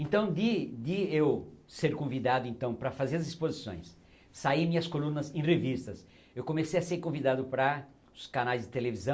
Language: Portuguese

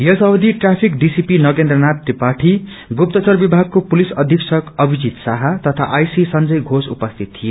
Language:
Nepali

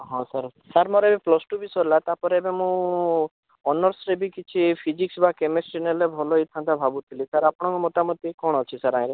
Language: Odia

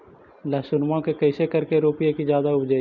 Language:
Magahi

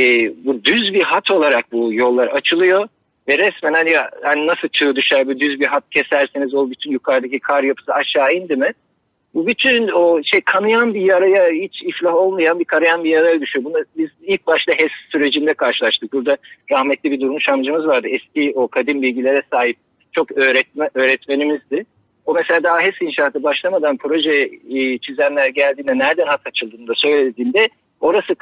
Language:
Turkish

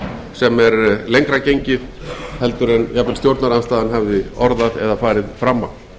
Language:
Icelandic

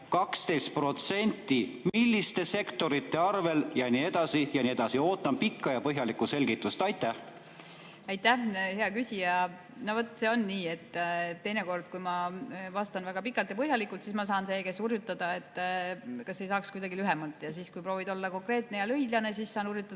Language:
Estonian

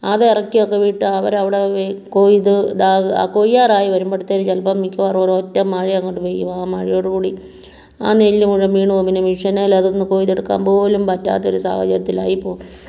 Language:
Malayalam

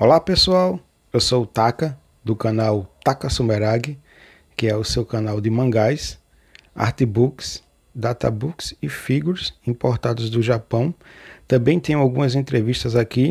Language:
Portuguese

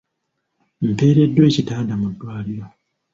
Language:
Ganda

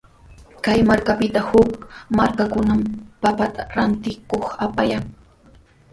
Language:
Sihuas Ancash Quechua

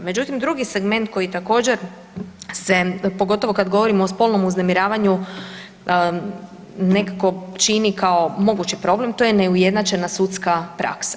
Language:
Croatian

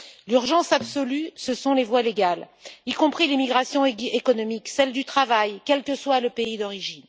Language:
French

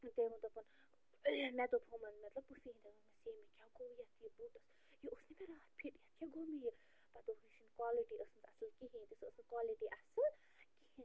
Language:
Kashmiri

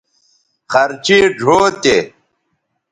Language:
Bateri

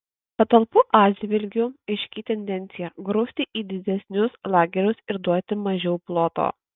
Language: Lithuanian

